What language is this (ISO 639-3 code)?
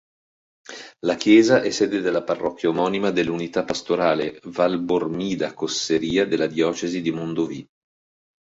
ita